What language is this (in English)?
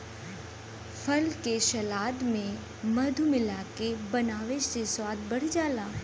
Bhojpuri